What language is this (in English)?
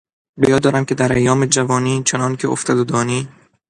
Persian